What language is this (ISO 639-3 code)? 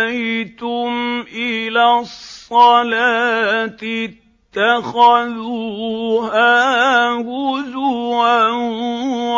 ara